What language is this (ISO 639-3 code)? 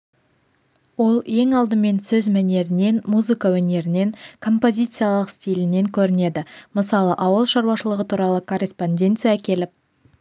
kaz